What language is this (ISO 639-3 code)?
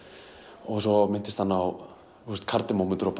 isl